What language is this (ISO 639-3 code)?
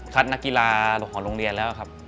tha